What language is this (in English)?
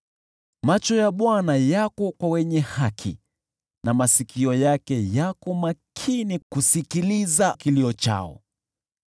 Swahili